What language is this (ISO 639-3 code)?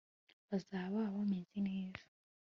kin